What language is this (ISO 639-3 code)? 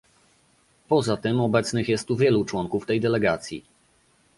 pol